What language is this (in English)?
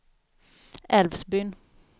Swedish